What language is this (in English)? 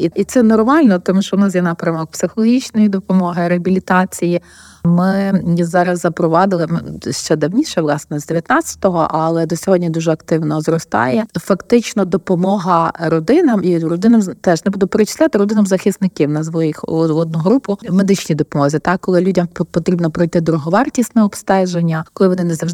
Ukrainian